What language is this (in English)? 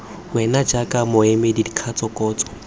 Tswana